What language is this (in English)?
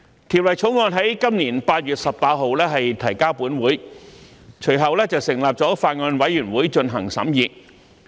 Cantonese